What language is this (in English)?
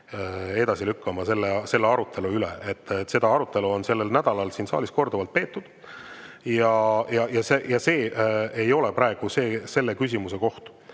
Estonian